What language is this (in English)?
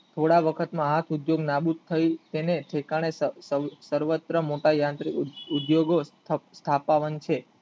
Gujarati